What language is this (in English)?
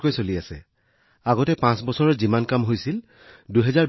Assamese